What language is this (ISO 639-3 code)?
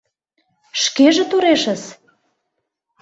chm